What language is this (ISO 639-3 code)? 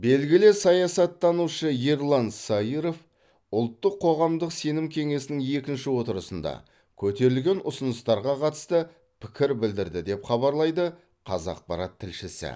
kaz